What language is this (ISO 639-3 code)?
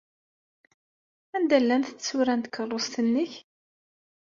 kab